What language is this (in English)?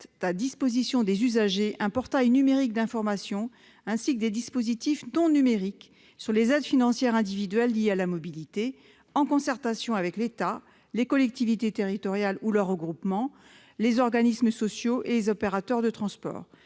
French